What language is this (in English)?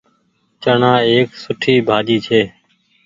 Goaria